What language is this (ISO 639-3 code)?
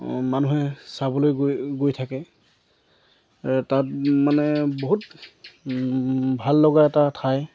asm